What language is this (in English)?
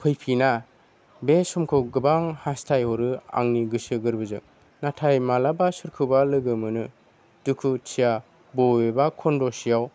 Bodo